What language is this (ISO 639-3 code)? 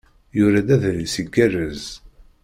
kab